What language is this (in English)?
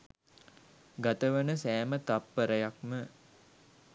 Sinhala